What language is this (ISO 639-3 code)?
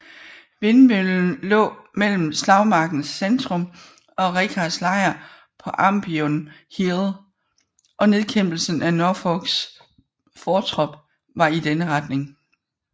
dan